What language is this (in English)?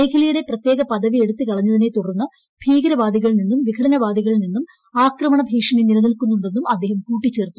Malayalam